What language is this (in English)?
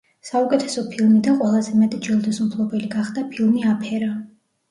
Georgian